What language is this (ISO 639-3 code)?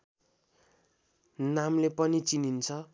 nep